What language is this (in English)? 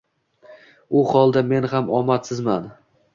Uzbek